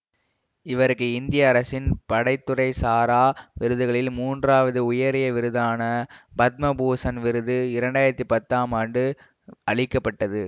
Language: Tamil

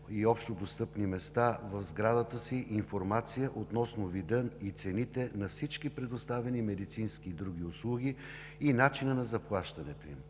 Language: Bulgarian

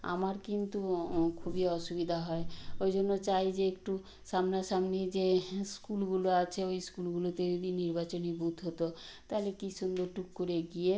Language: Bangla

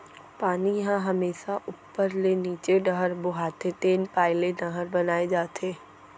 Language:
Chhattisgarhi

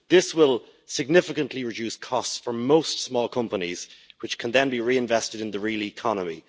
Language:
English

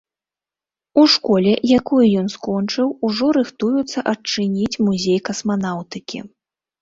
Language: Belarusian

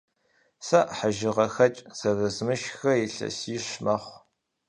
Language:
Kabardian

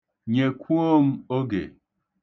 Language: Igbo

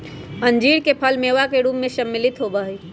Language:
Magahi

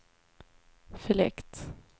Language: Swedish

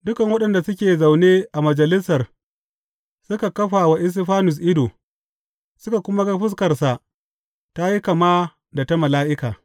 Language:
Hausa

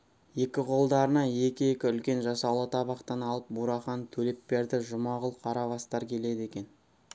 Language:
Kazakh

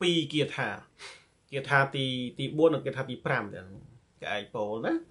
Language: Thai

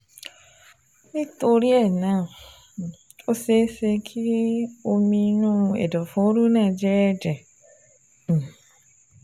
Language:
Yoruba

